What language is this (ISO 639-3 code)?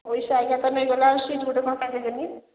ori